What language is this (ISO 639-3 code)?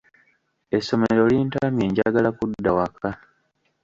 lug